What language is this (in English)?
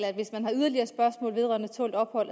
Danish